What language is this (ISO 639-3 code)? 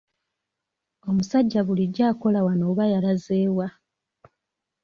lug